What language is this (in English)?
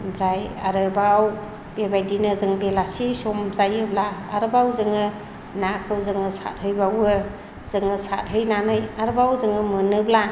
Bodo